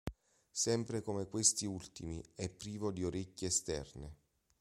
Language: Italian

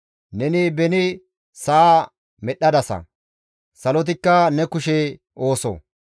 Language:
Gamo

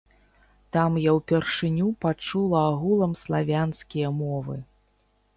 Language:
Belarusian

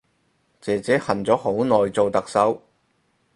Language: Cantonese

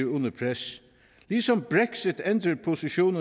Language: Danish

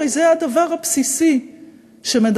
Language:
Hebrew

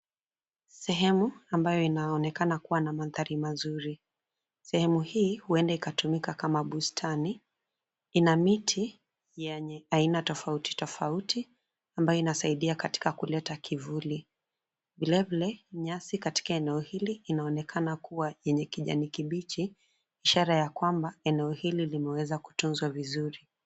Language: Swahili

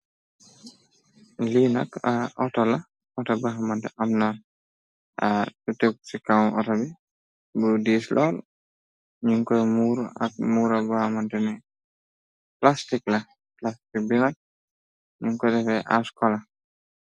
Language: Wolof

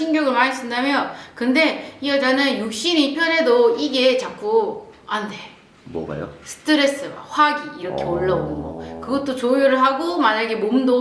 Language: Korean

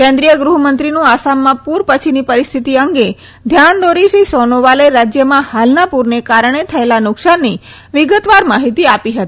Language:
Gujarati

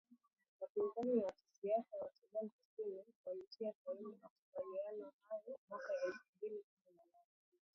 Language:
Swahili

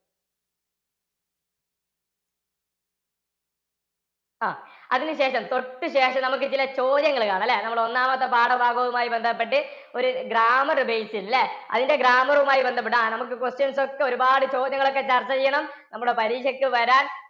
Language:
Malayalam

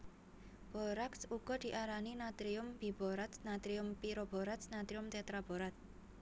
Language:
Javanese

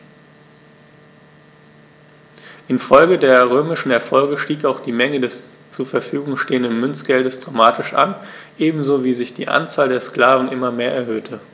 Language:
German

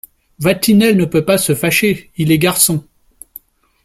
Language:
French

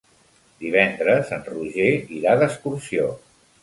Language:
Catalan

